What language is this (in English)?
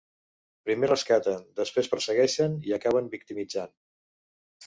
Catalan